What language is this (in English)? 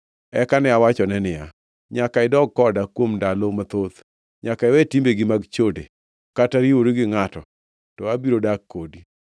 Luo (Kenya and Tanzania)